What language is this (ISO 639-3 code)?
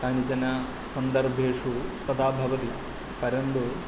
san